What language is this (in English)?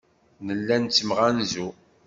Kabyle